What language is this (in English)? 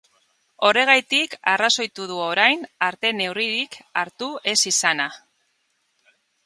Basque